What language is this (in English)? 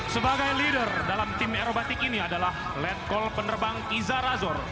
Indonesian